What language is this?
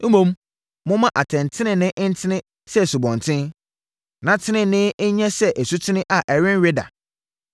Akan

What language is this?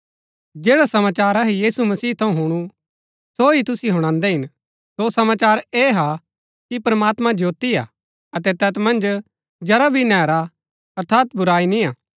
Gaddi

